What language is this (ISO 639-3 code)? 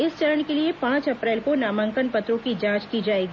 hin